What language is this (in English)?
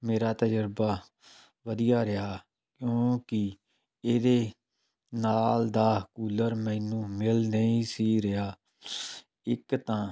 Punjabi